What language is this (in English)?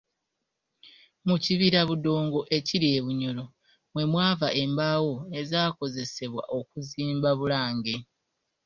Ganda